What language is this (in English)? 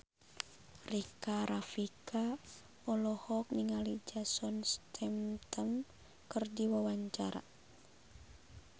Sundanese